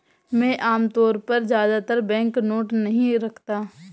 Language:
Hindi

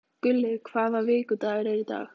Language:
Icelandic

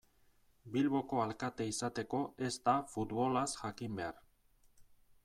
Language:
Basque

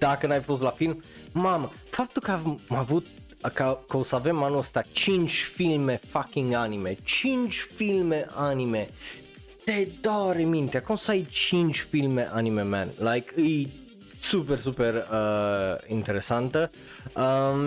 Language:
Romanian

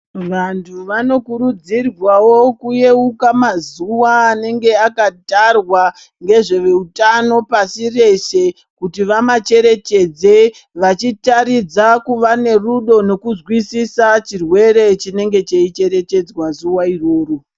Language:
Ndau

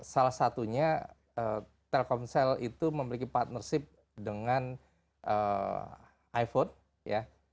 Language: Indonesian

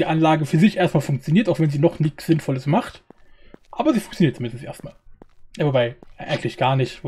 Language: German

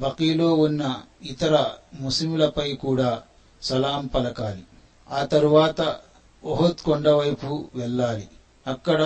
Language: Telugu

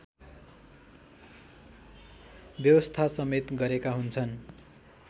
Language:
Nepali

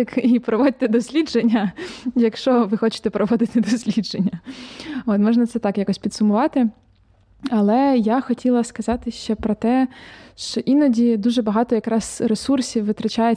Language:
Ukrainian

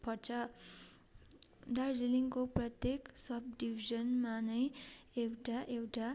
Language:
Nepali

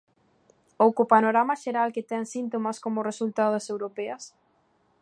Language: Galician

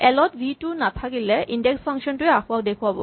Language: Assamese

